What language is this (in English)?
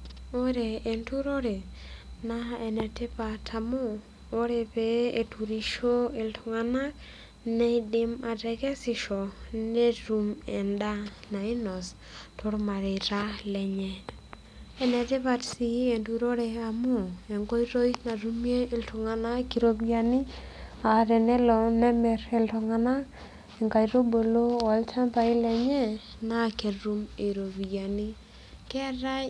Masai